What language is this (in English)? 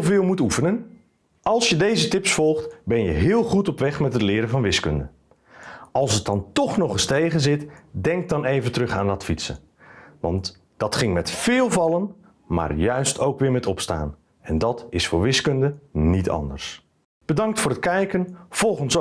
Dutch